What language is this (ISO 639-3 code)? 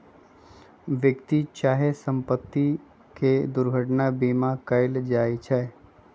mag